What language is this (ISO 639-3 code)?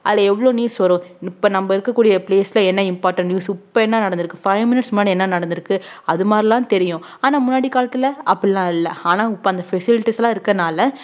tam